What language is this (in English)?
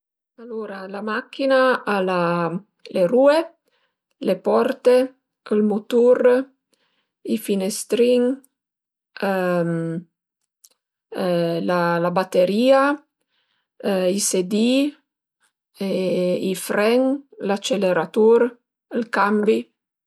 Piedmontese